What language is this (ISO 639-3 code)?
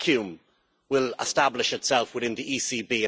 eng